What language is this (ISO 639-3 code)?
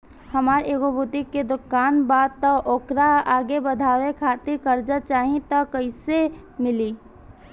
bho